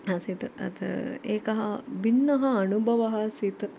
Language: Sanskrit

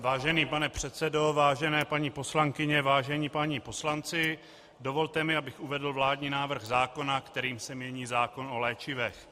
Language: Czech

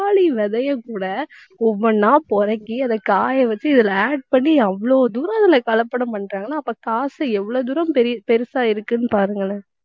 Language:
Tamil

